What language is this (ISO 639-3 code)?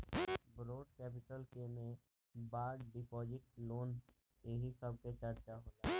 bho